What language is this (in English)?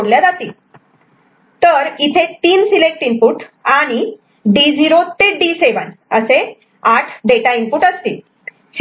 Marathi